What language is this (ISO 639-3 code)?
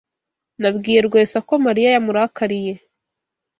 kin